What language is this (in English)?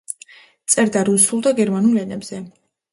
Georgian